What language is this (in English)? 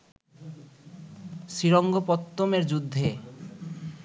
Bangla